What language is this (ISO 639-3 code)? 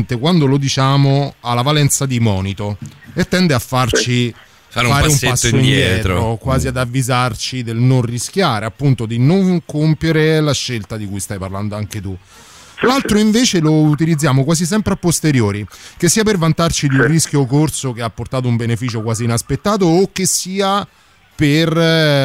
ita